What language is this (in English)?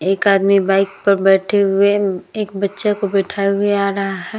Hindi